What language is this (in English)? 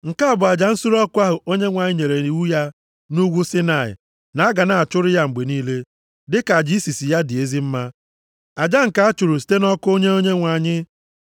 Igbo